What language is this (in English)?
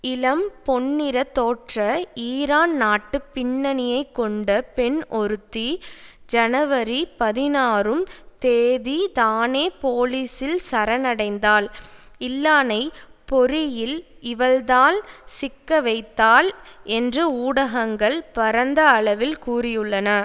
Tamil